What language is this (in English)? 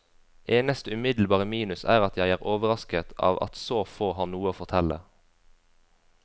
Norwegian